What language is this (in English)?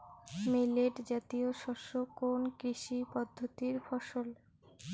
Bangla